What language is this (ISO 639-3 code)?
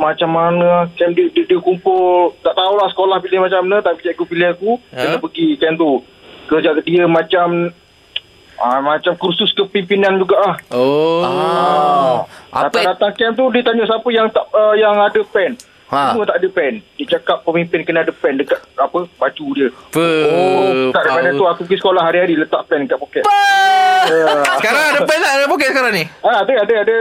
msa